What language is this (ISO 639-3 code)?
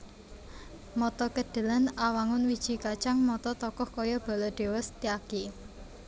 jav